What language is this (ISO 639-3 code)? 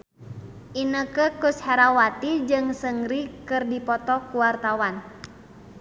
sun